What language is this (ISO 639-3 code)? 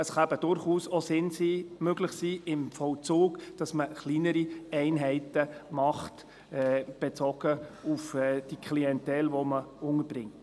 gsw